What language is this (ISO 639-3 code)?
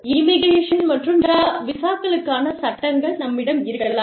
tam